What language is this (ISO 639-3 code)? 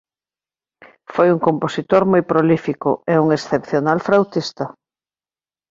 glg